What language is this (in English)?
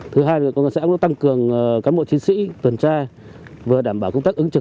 Vietnamese